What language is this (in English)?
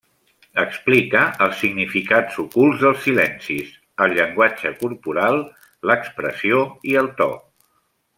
Catalan